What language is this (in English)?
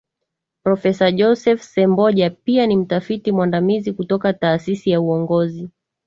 Swahili